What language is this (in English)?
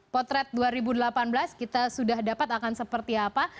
Indonesian